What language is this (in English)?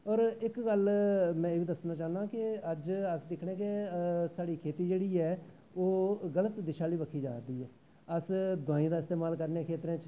Dogri